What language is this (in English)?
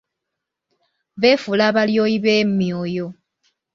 Ganda